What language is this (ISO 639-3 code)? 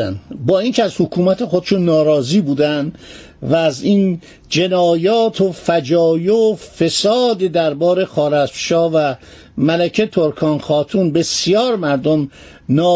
fas